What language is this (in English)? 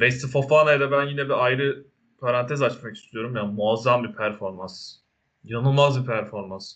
Turkish